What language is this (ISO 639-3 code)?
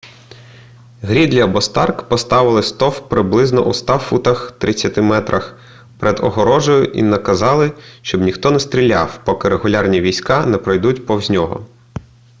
ukr